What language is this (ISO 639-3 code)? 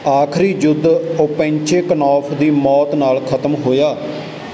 pan